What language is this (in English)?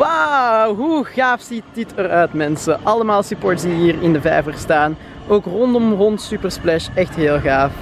Dutch